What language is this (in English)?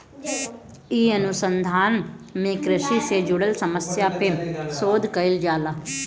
Bhojpuri